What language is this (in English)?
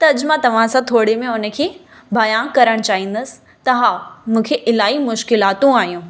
Sindhi